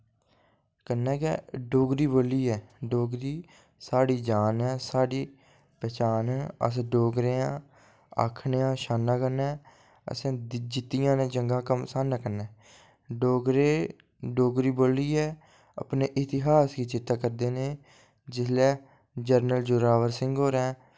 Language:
Dogri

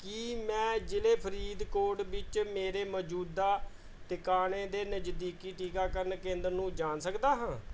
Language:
Punjabi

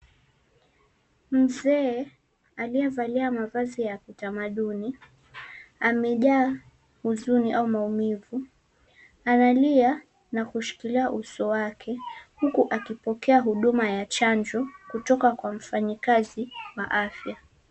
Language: Swahili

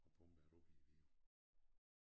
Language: Danish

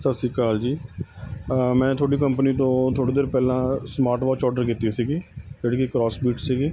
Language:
Punjabi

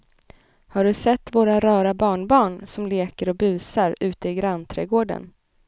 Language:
Swedish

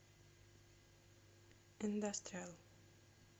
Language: Russian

